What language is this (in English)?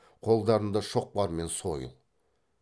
Kazakh